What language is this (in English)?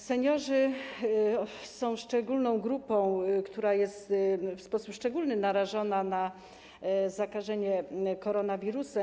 Polish